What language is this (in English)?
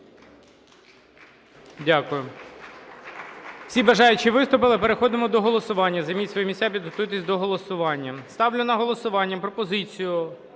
Ukrainian